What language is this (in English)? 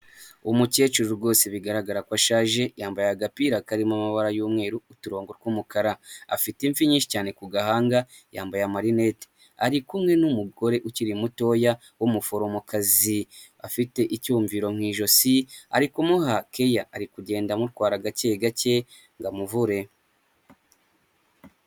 Kinyarwanda